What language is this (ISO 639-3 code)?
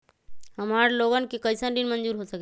mag